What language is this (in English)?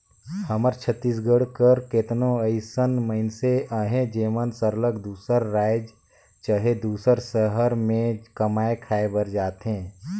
Chhattisgarhi